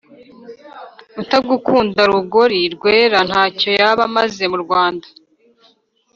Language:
Kinyarwanda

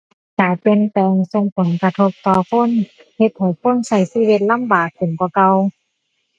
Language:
Thai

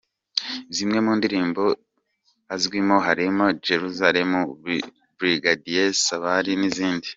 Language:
Kinyarwanda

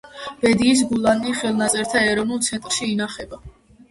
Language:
Georgian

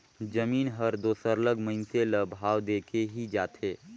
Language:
Chhattisgarhi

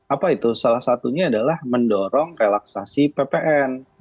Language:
Indonesian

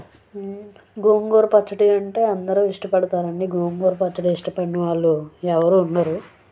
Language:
Telugu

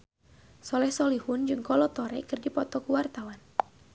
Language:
Sundanese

